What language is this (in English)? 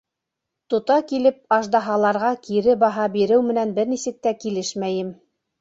Bashkir